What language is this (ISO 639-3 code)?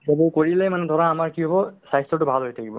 asm